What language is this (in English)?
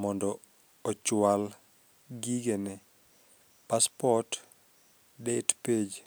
Luo (Kenya and Tanzania)